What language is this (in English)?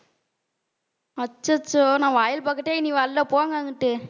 Tamil